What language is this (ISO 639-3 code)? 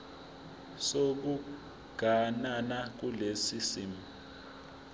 zul